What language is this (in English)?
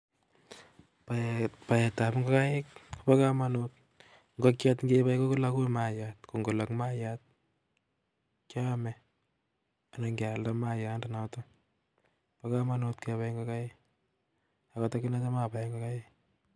Kalenjin